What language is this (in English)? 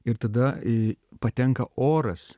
Lithuanian